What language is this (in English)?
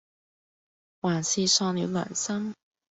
Cantonese